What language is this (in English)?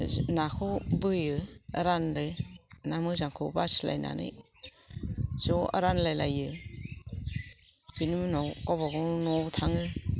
Bodo